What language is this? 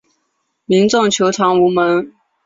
Chinese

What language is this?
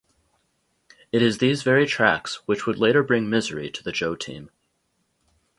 English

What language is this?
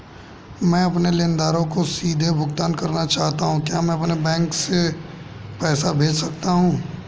Hindi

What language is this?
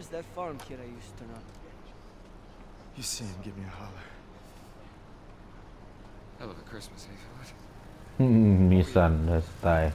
Thai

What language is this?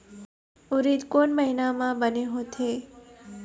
Chhattisgarhi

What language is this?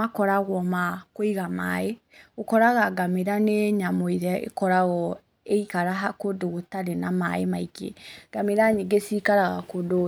Kikuyu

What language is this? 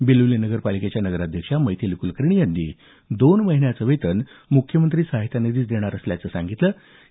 Marathi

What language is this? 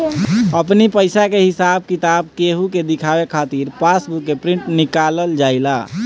Bhojpuri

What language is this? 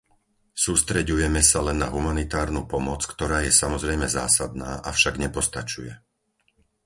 Slovak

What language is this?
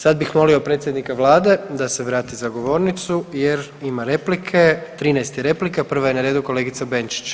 Croatian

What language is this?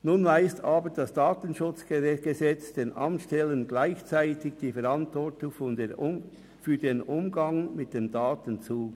Swiss German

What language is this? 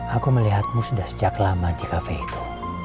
Indonesian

